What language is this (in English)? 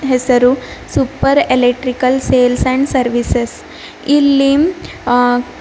Kannada